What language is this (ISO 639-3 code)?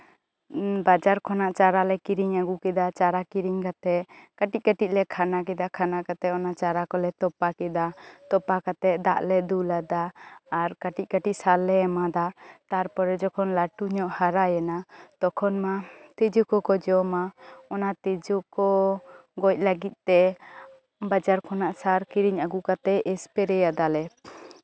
sat